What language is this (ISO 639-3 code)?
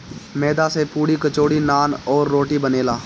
bho